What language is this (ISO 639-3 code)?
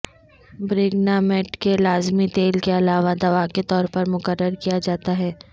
urd